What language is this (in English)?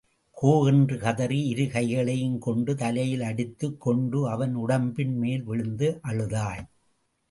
Tamil